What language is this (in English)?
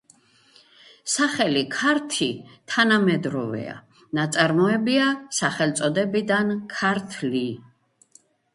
Georgian